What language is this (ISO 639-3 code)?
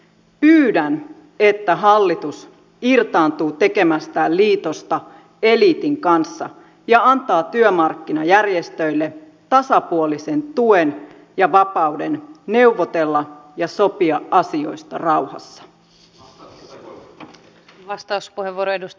fin